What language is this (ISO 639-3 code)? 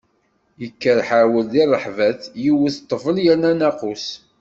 kab